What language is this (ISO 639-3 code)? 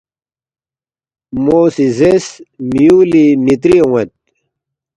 bft